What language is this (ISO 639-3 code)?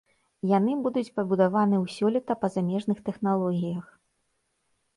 bel